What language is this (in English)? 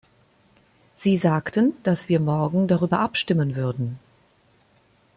German